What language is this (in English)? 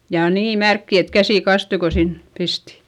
Finnish